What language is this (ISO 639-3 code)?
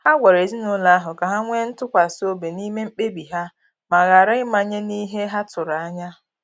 ibo